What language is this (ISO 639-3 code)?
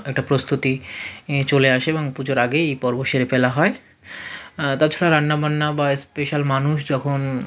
ben